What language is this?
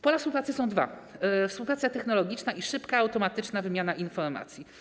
Polish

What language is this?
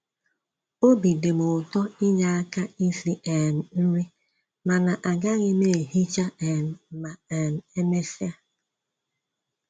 Igbo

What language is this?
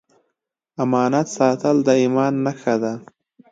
Pashto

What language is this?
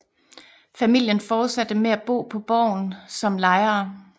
Danish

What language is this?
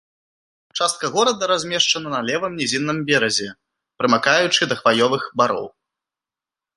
Belarusian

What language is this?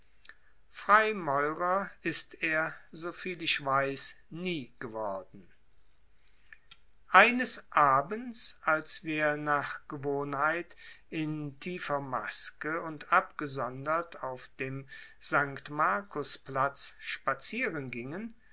German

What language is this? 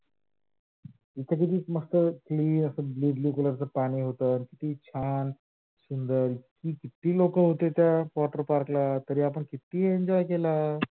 Marathi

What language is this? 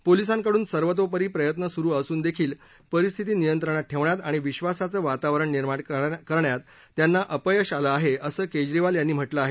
Marathi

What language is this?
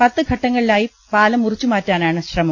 Malayalam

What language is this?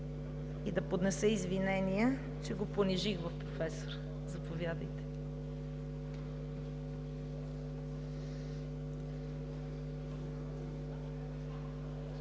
Bulgarian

